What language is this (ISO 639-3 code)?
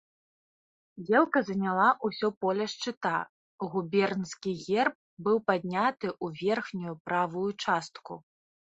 bel